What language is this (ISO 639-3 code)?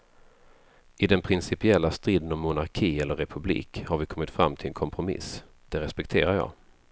swe